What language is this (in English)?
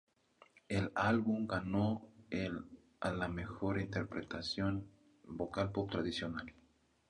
Spanish